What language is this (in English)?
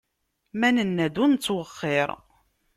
Kabyle